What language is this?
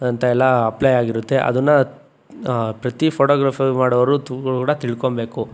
Kannada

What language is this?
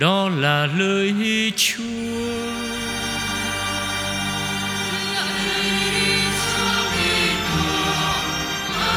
Vietnamese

